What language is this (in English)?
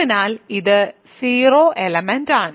Malayalam